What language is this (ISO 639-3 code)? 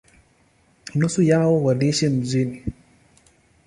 swa